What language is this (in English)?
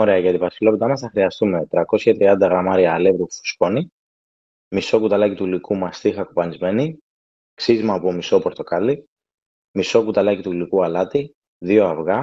Greek